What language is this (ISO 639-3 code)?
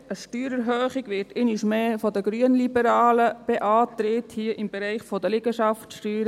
gsw